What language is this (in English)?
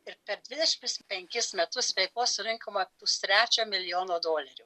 Lithuanian